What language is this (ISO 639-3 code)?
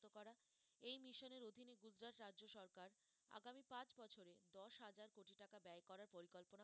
ben